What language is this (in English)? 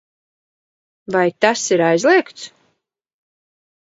Latvian